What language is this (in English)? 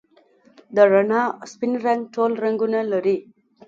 Pashto